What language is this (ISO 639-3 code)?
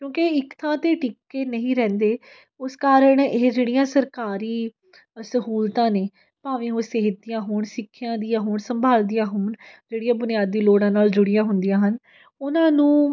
pan